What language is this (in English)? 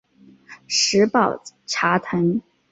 Chinese